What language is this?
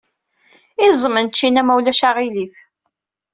Kabyle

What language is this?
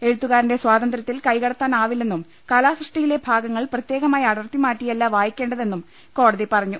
Malayalam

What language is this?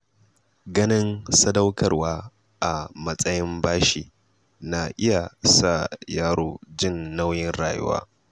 Hausa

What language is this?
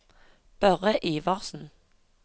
Norwegian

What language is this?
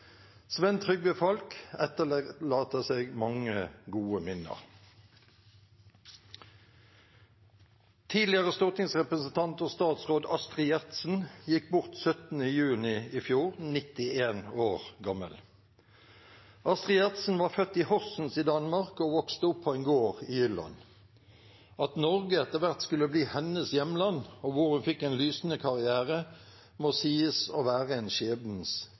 Norwegian Bokmål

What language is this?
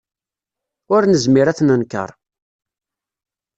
Kabyle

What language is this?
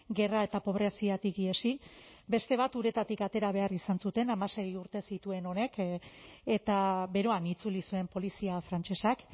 Basque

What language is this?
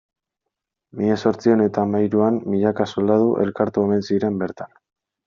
Basque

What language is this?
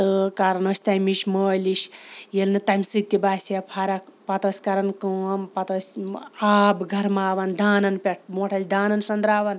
Kashmiri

